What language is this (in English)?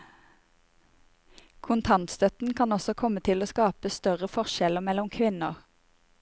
Norwegian